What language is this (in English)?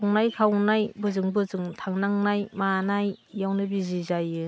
Bodo